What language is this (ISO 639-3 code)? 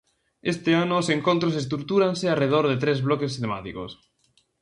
glg